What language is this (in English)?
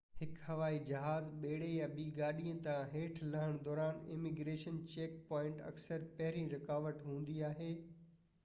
Sindhi